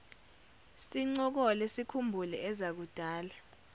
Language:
Zulu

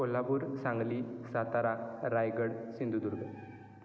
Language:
Marathi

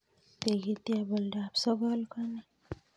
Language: Kalenjin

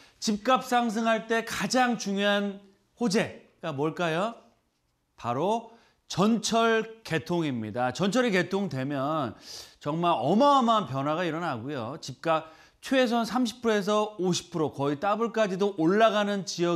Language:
Korean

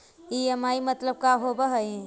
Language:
Magahi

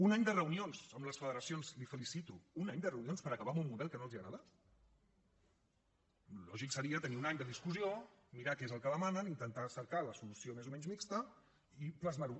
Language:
Catalan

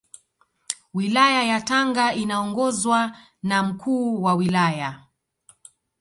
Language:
Swahili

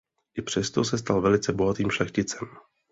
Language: Czech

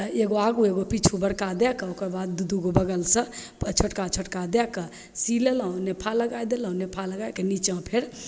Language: Maithili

